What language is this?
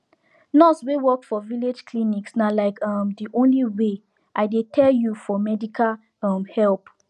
Nigerian Pidgin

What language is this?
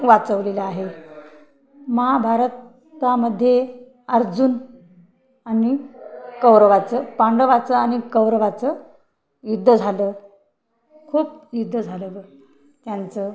Marathi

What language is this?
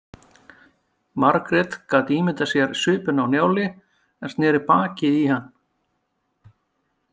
Icelandic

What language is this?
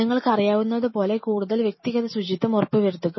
Malayalam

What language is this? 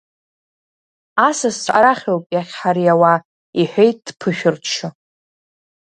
Abkhazian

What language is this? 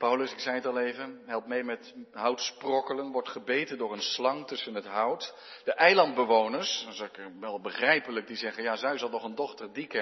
Dutch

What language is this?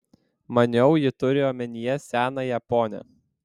Lithuanian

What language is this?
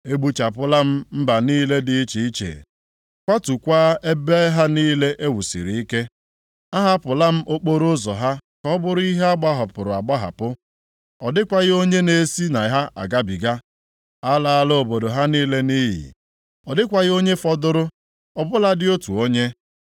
Igbo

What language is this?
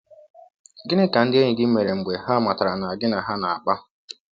Igbo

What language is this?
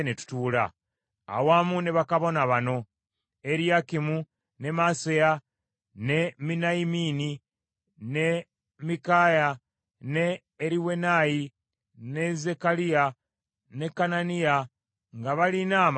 Ganda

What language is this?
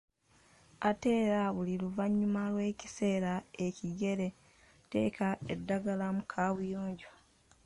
Ganda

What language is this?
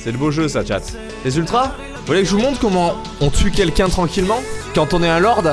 French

